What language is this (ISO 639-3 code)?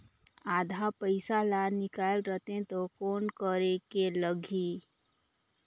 hne